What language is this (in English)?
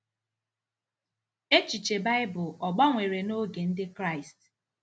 Igbo